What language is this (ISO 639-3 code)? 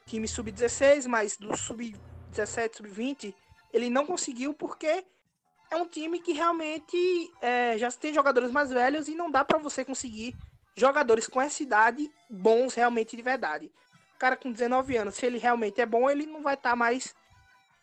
por